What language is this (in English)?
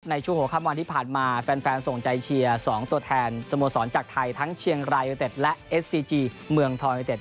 Thai